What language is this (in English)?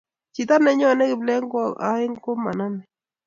Kalenjin